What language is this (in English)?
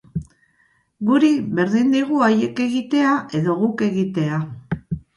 Basque